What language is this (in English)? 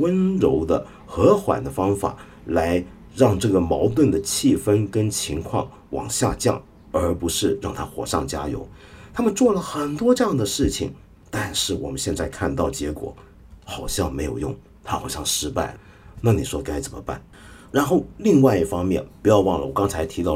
Chinese